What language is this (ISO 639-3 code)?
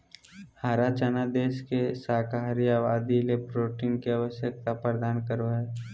mag